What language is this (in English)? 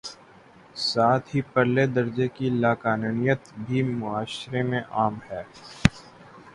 Urdu